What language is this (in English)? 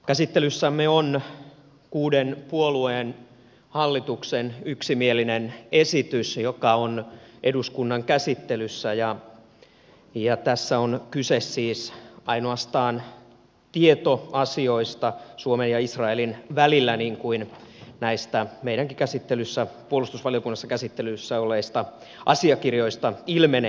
Finnish